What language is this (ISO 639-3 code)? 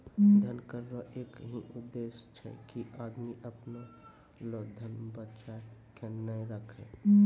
mai